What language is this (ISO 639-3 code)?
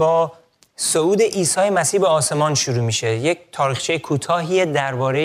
fas